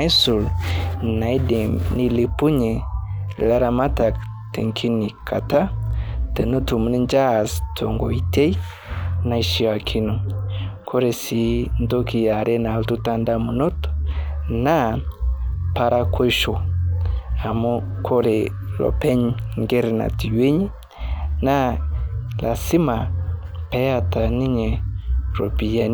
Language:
Masai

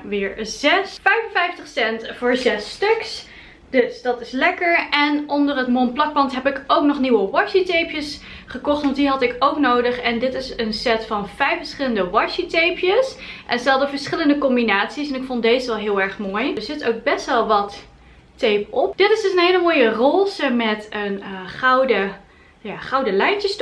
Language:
Dutch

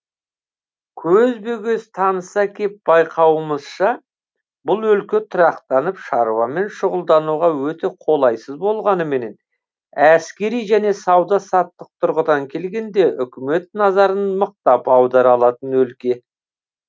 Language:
Kazakh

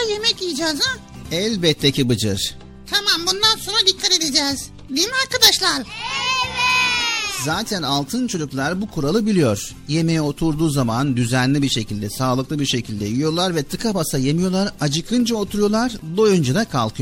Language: Turkish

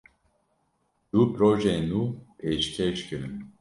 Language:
Kurdish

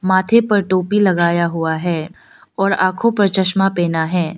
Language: Hindi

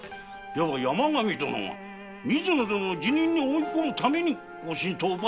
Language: Japanese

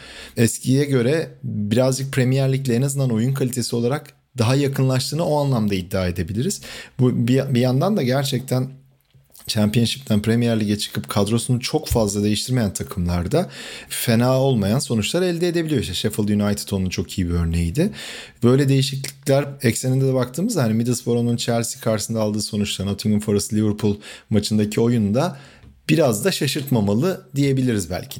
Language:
Turkish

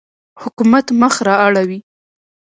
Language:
Pashto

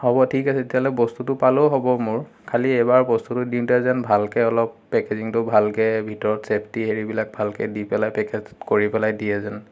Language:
Assamese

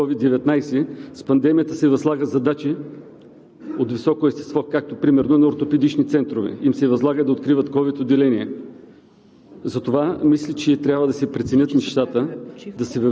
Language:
Bulgarian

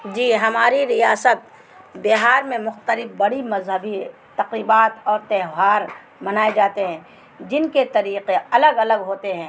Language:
Urdu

